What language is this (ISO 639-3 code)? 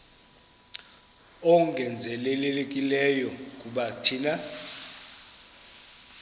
xho